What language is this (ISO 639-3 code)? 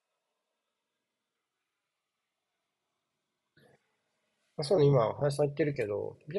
jpn